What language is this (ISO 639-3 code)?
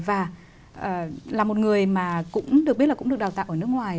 vie